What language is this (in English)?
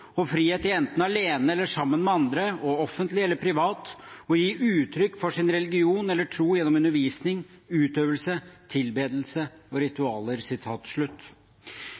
Norwegian Bokmål